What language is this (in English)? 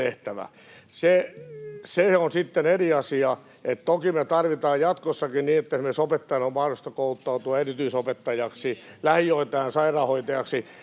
Finnish